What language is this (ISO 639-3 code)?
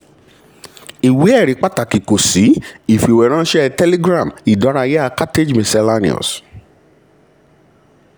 yor